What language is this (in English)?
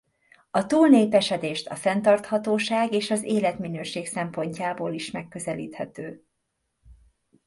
Hungarian